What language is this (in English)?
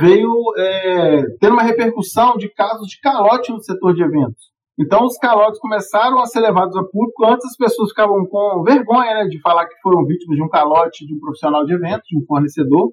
Portuguese